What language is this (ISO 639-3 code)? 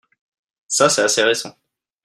fra